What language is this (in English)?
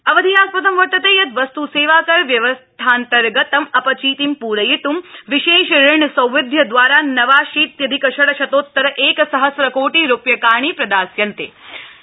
Sanskrit